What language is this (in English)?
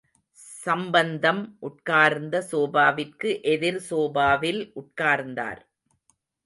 Tamil